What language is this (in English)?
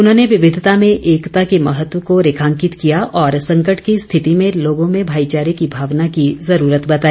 Hindi